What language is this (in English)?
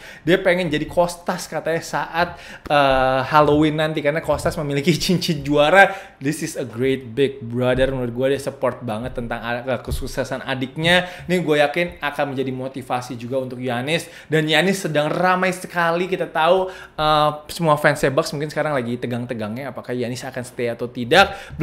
Indonesian